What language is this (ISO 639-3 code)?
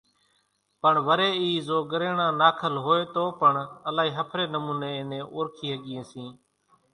gjk